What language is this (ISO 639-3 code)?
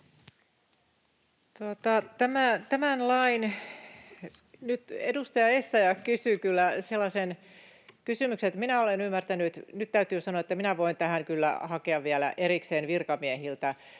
fin